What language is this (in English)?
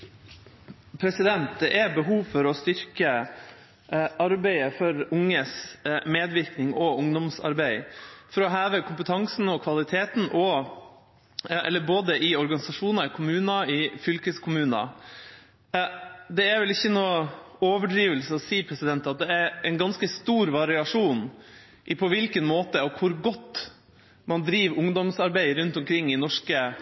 Norwegian